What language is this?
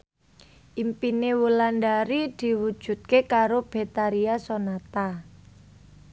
Javanese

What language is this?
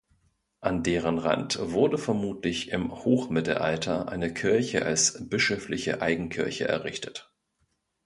German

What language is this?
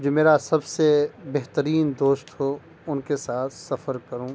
Urdu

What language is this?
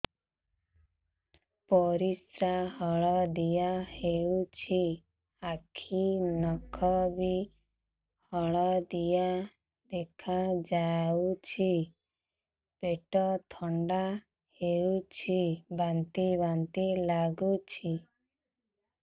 Odia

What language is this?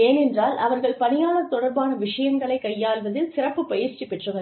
Tamil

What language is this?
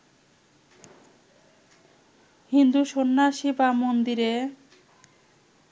Bangla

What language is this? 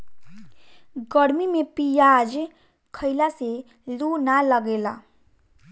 Bhojpuri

